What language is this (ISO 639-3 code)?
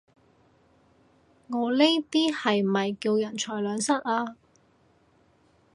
yue